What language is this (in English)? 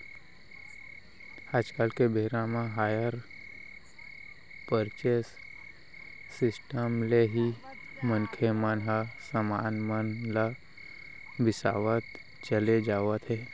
Chhattisgarhi